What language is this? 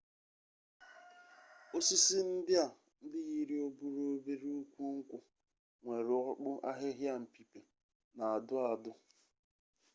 Igbo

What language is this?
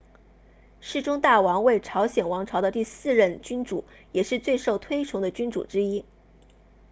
Chinese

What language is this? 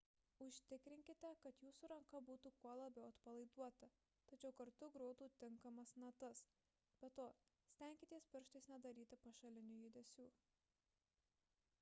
Lithuanian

